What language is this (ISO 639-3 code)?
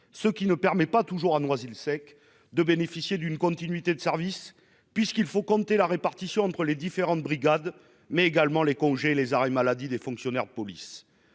fra